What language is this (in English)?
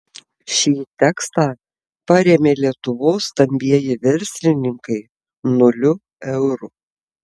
Lithuanian